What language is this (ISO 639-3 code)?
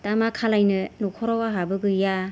brx